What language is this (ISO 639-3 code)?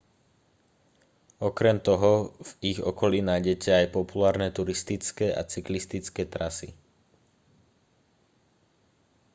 slk